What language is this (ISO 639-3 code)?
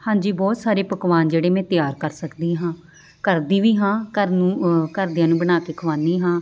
pan